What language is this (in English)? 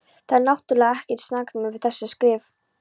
Icelandic